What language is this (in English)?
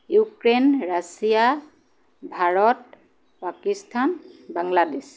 Assamese